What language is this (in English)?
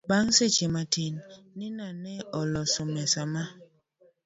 Luo (Kenya and Tanzania)